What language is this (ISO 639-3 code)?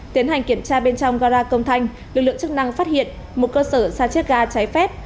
vie